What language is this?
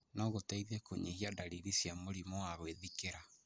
Kikuyu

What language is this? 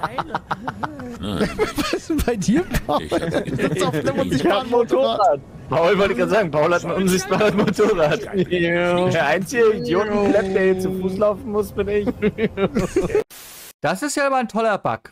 German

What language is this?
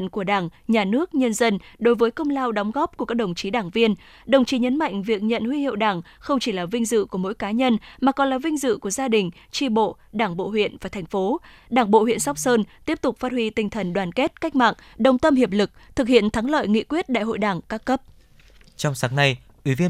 Vietnamese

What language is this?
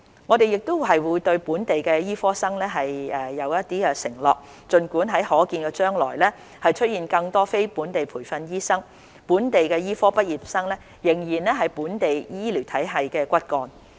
Cantonese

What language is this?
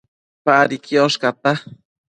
Matsés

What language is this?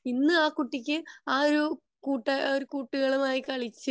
Malayalam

